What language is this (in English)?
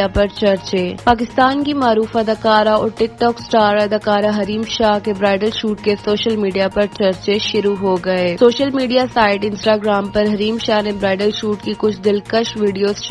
Hindi